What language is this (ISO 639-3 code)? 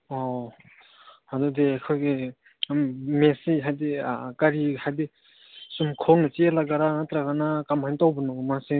mni